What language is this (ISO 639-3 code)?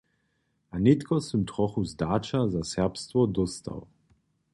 hsb